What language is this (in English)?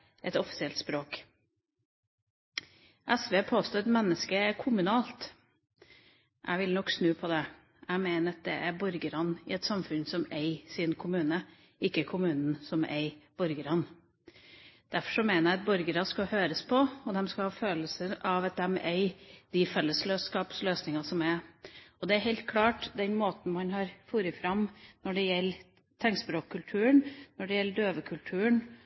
Norwegian Bokmål